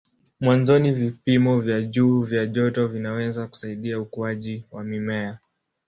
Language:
Swahili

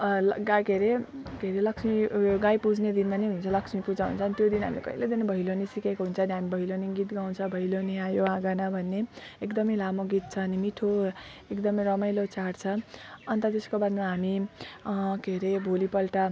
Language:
Nepali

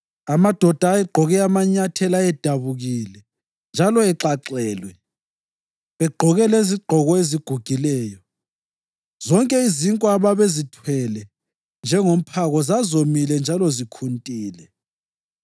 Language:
North Ndebele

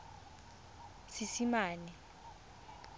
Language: Tswana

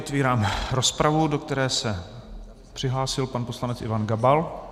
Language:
Czech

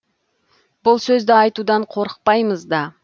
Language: Kazakh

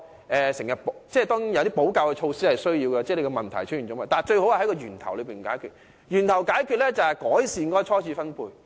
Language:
Cantonese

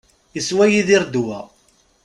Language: Kabyle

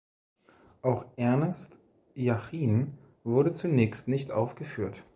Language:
German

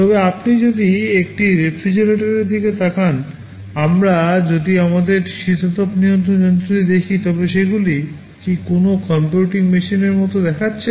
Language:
Bangla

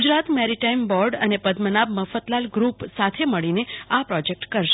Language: Gujarati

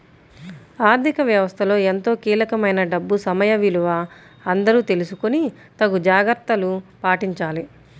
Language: Telugu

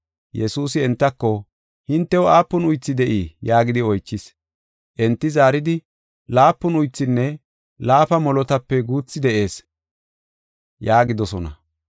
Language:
Gofa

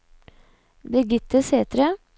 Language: Norwegian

